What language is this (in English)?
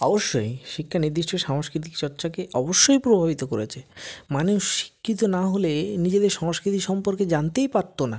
Bangla